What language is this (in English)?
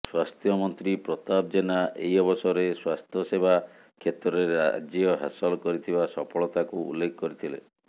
Odia